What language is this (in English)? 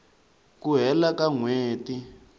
Tsonga